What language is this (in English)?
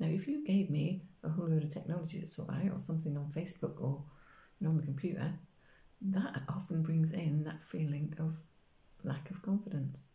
English